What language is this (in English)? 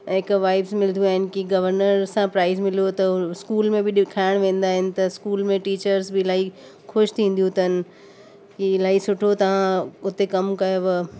Sindhi